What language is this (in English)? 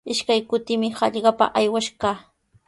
Sihuas Ancash Quechua